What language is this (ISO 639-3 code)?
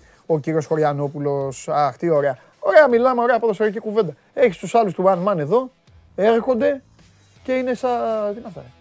ell